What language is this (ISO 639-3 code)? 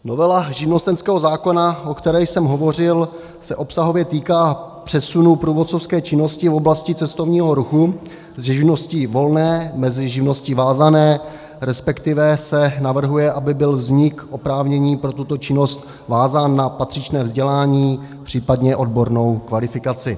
ces